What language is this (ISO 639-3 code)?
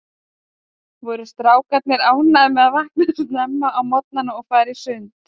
isl